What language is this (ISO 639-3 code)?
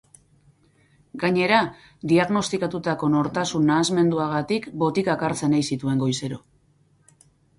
eus